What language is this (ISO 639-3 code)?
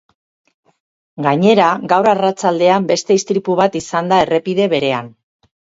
eus